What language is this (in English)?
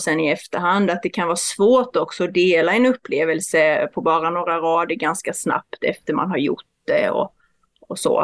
Swedish